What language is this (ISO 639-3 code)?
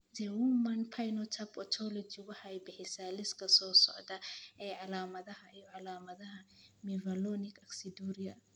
som